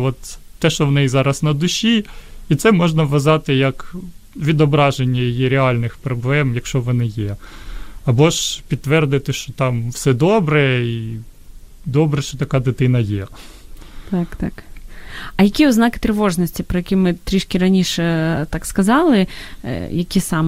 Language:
Ukrainian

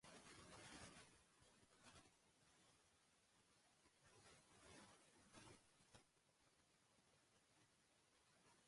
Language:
Basque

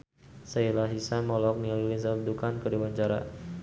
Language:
Sundanese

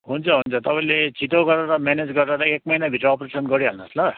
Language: Nepali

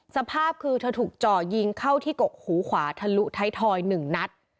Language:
Thai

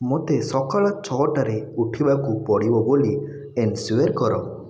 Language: Odia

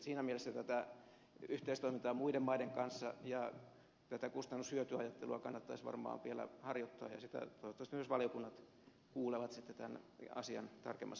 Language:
Finnish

